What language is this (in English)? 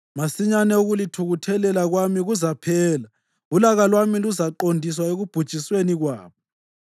North Ndebele